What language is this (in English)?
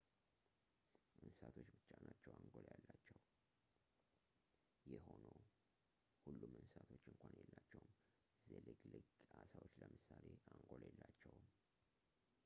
Amharic